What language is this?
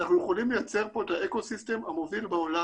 Hebrew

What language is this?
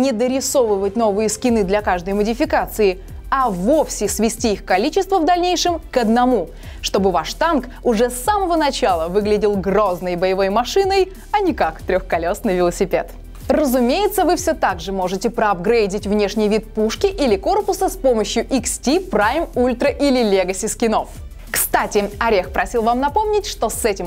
Russian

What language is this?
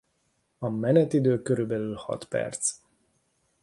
Hungarian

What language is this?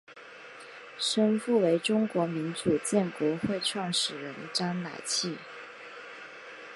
Chinese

